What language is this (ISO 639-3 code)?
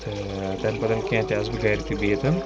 kas